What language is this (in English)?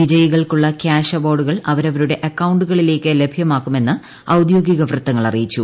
Malayalam